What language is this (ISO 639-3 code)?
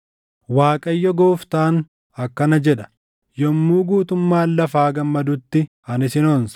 orm